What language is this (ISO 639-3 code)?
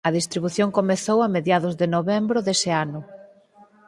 glg